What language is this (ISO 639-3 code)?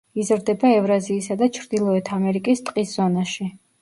kat